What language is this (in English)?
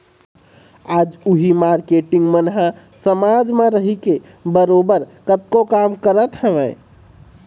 Chhattisgarhi